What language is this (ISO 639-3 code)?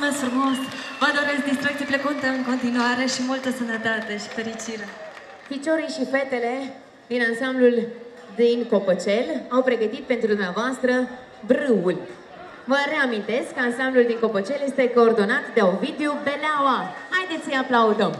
ron